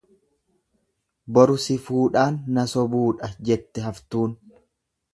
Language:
Oromo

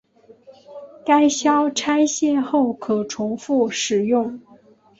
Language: Chinese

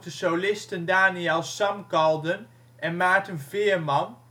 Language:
Dutch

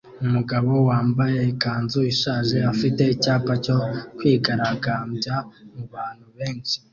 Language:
Kinyarwanda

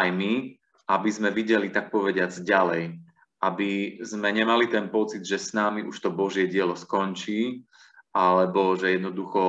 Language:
Slovak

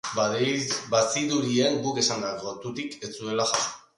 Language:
Basque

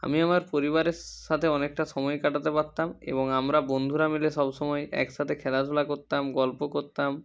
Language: Bangla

